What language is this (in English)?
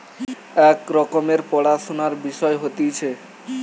Bangla